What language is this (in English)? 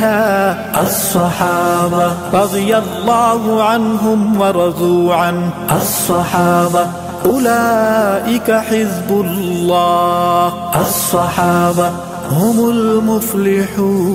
Arabic